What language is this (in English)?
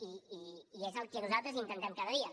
Catalan